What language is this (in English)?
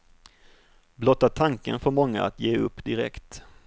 Swedish